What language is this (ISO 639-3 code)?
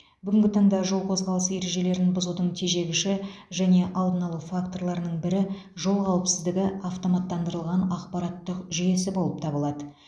kaz